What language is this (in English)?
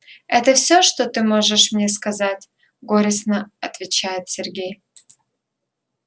Russian